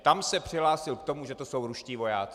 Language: Czech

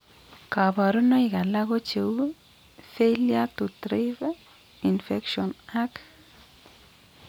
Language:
Kalenjin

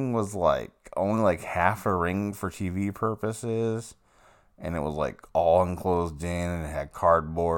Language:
English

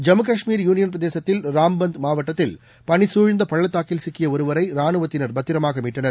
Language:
Tamil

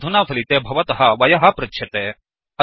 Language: Sanskrit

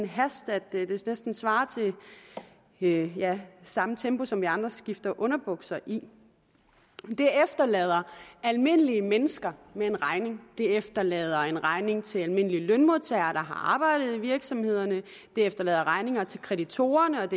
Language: Danish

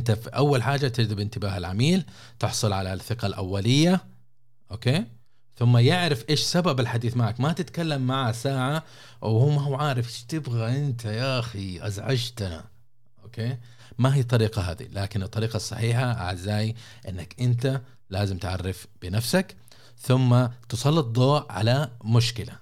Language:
Arabic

